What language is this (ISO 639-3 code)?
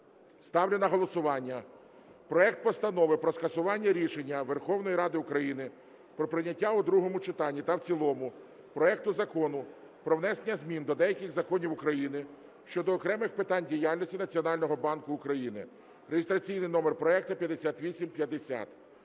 ukr